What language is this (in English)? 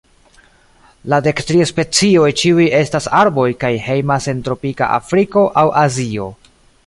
Esperanto